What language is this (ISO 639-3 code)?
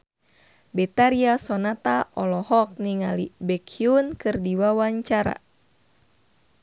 sun